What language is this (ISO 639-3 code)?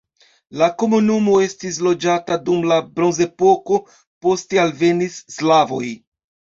epo